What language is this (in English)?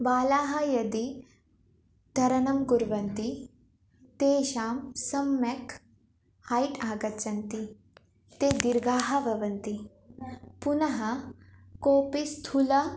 Sanskrit